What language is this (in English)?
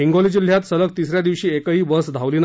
Marathi